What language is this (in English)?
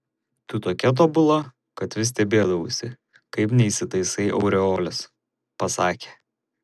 Lithuanian